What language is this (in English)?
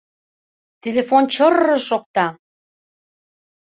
Mari